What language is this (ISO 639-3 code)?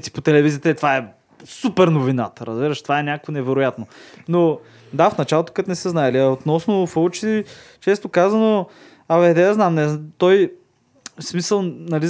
bul